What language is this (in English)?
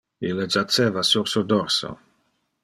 Interlingua